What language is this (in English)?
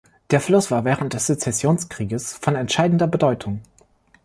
German